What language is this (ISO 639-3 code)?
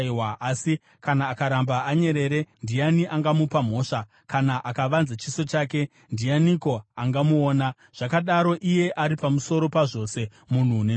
sna